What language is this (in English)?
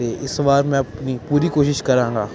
Punjabi